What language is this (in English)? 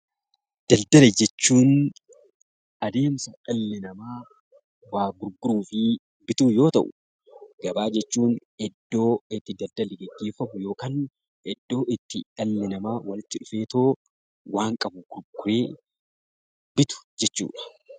Oromo